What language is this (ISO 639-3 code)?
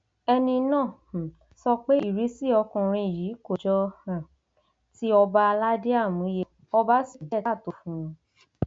yor